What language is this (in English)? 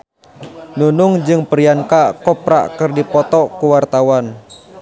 Sundanese